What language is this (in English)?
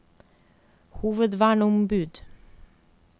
Norwegian